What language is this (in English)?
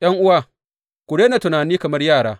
Hausa